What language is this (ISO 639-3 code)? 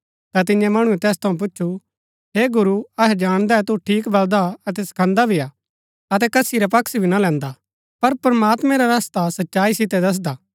gbk